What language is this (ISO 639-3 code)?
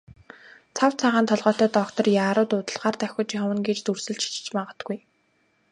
mon